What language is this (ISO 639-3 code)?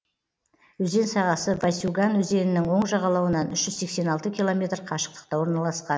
kaz